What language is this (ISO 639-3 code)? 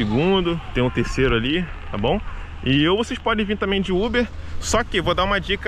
por